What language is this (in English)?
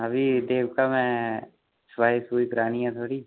Dogri